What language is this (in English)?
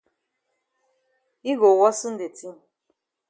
Cameroon Pidgin